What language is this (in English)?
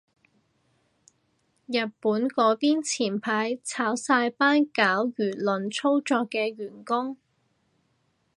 Cantonese